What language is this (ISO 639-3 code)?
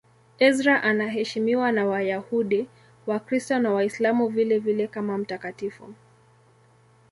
swa